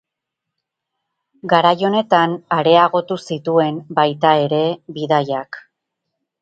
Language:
Basque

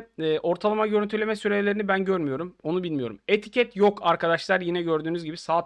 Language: Turkish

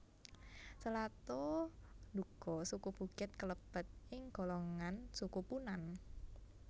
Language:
Javanese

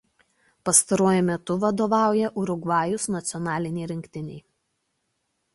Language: Lithuanian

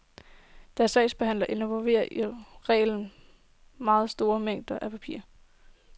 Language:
Danish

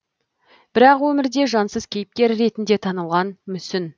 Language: Kazakh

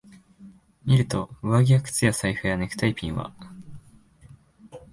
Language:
Japanese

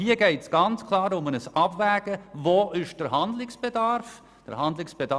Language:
Swiss German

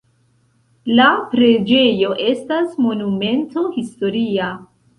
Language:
Esperanto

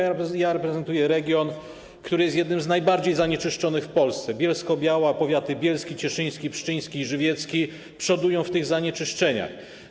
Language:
Polish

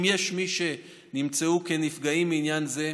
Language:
Hebrew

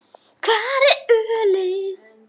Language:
Icelandic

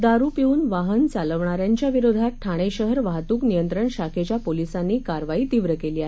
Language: Marathi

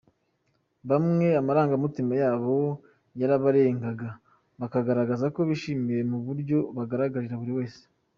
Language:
Kinyarwanda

